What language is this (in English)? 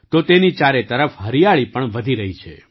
Gujarati